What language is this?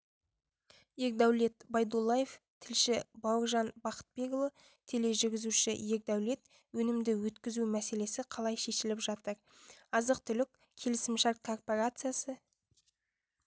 Kazakh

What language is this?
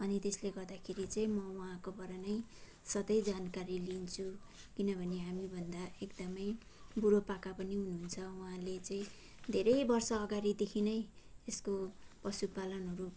Nepali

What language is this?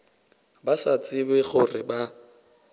Northern Sotho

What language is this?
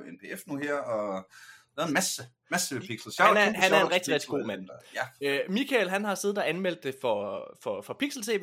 Danish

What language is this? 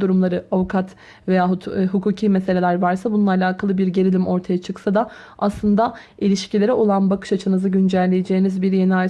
Turkish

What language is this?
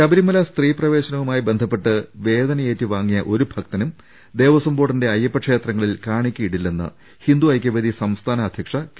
Malayalam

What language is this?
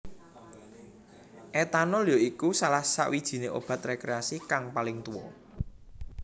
Javanese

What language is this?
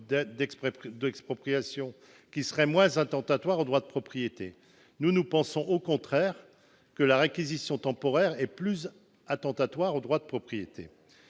French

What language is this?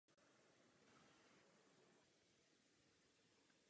Czech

